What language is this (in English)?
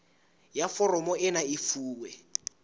Southern Sotho